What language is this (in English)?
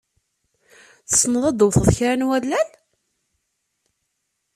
Kabyle